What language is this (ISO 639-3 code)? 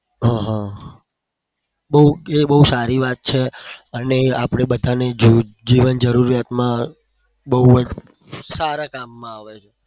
guj